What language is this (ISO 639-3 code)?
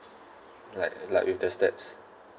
eng